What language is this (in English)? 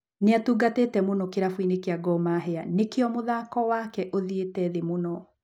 Kikuyu